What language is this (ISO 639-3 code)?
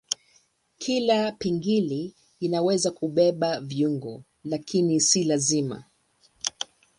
swa